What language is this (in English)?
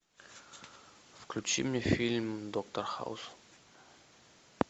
Russian